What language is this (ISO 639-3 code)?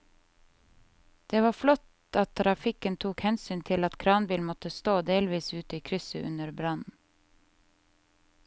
nor